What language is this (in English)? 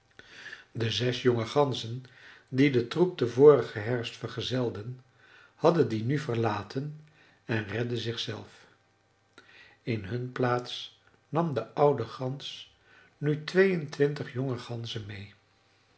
Dutch